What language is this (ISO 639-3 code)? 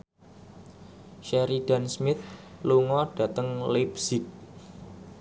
jav